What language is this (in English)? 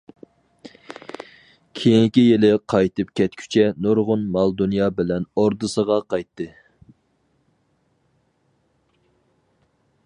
Uyghur